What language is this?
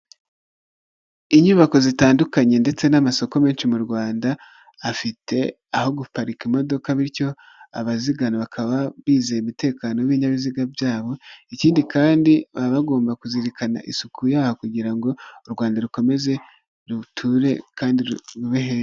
Kinyarwanda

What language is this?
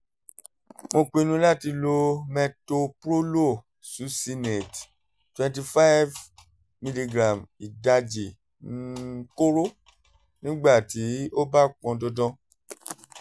Yoruba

